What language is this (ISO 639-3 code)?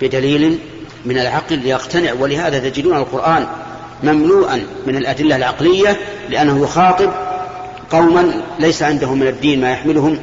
ara